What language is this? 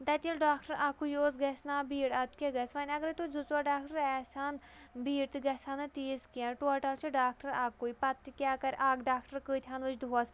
Kashmiri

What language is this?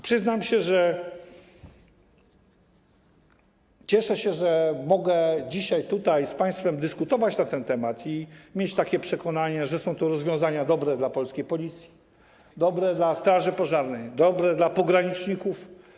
Polish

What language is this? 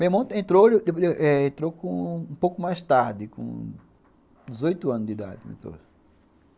Portuguese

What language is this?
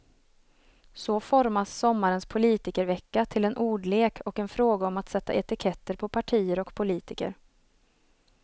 Swedish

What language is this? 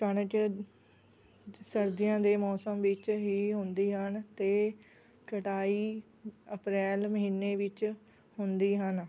Punjabi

